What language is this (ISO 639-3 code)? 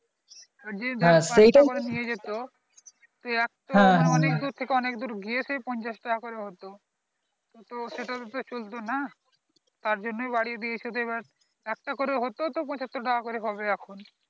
ben